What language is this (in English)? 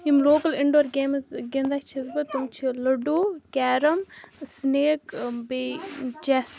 Kashmiri